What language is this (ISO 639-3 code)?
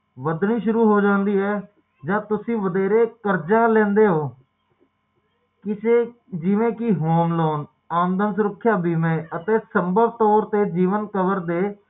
pan